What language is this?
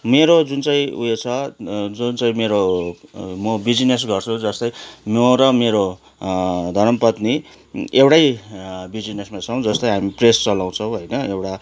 Nepali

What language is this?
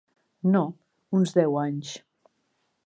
Catalan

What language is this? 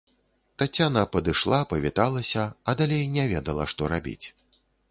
Belarusian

